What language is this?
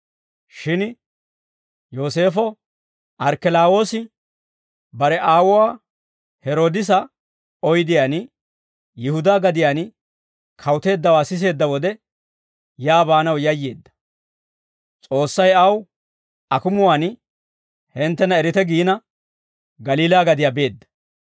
Dawro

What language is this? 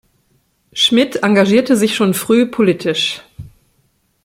German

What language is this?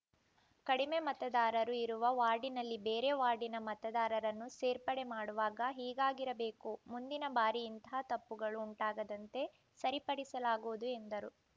Kannada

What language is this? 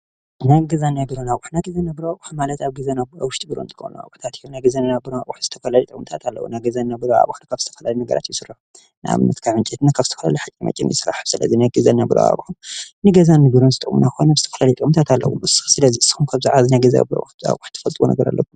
Tigrinya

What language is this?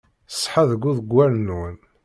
Kabyle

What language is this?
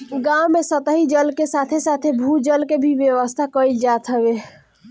Bhojpuri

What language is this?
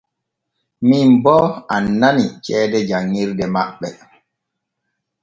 Borgu Fulfulde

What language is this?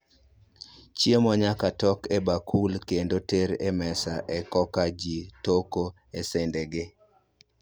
Luo (Kenya and Tanzania)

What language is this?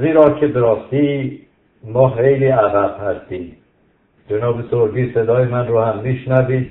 Persian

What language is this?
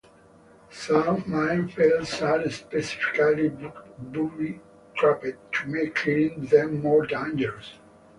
English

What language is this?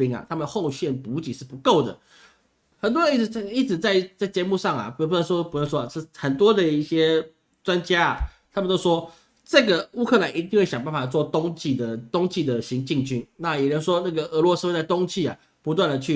Chinese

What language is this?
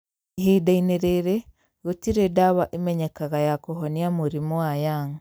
Kikuyu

